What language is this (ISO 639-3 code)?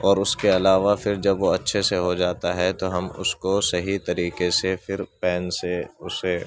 urd